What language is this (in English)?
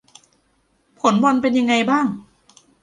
Thai